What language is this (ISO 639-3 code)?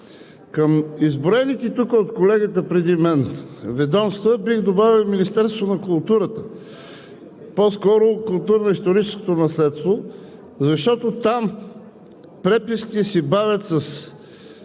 bul